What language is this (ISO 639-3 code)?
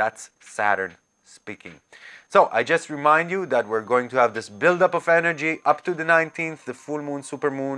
eng